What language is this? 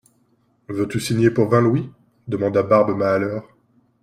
French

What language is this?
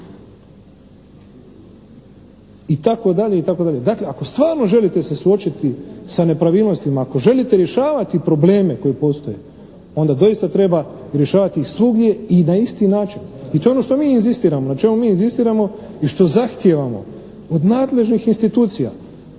Croatian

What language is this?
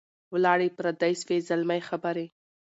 Pashto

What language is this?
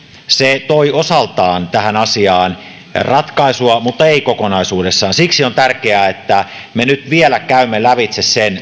Finnish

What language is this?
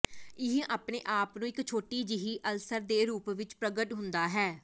Punjabi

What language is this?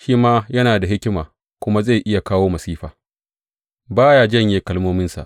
Hausa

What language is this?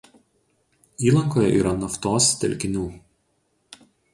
Lithuanian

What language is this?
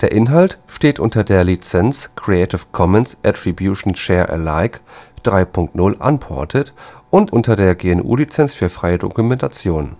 German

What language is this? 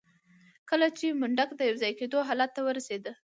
Pashto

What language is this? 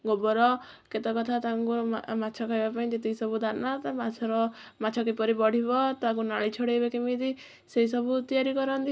Odia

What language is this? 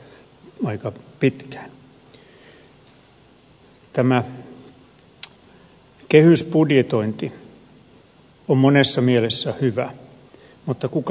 Finnish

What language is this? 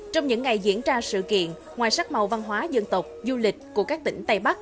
Vietnamese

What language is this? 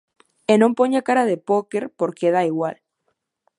Galician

